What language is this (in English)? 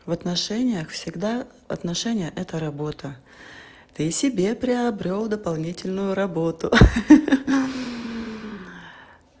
Russian